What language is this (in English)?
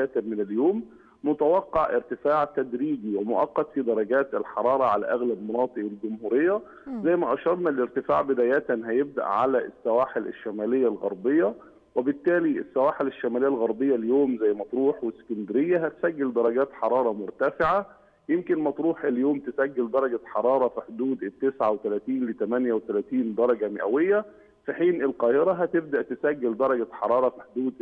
Arabic